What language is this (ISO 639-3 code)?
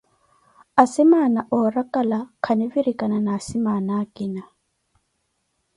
eko